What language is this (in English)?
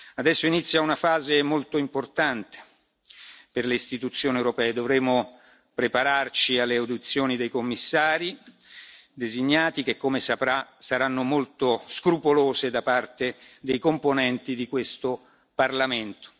Italian